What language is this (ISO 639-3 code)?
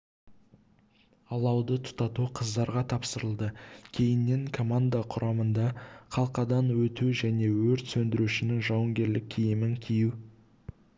kaz